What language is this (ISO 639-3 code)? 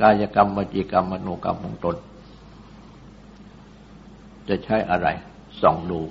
tha